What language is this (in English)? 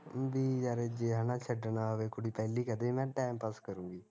Punjabi